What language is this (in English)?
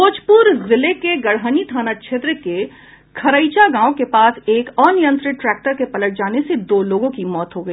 Hindi